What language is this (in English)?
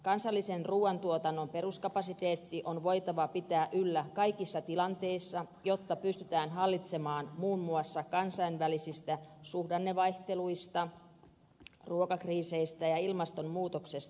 Finnish